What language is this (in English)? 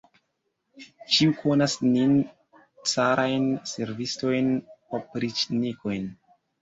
Esperanto